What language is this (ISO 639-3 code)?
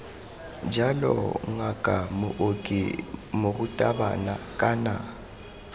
tsn